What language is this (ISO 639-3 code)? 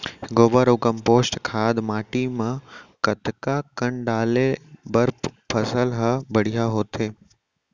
hne